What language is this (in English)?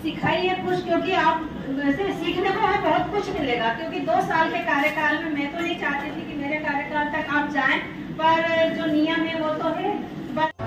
Hindi